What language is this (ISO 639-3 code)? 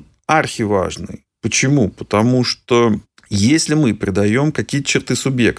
rus